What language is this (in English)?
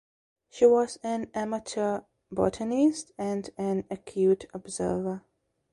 English